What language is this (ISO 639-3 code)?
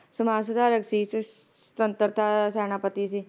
pan